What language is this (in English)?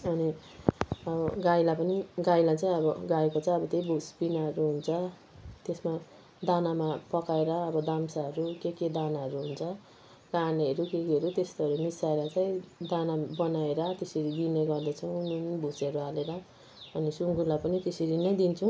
Nepali